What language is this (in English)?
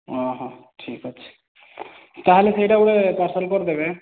Odia